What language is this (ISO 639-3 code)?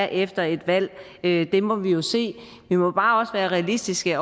dan